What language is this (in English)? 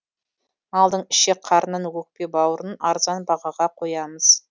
Kazakh